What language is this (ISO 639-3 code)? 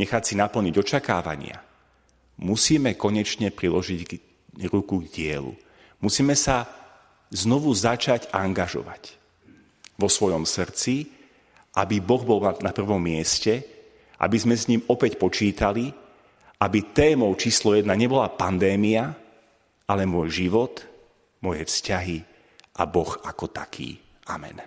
slk